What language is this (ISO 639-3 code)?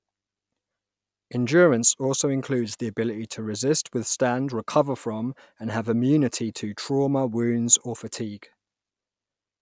eng